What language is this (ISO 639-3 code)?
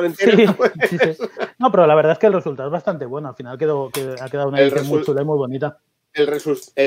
spa